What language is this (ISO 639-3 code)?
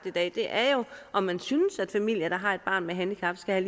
dan